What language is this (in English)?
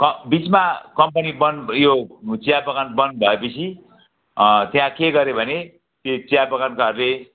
Nepali